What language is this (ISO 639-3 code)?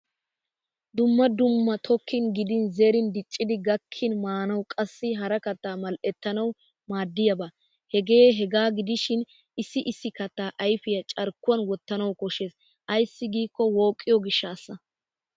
wal